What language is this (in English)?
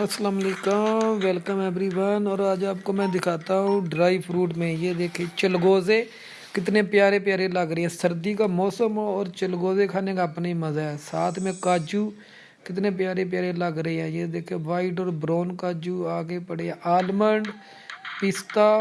Urdu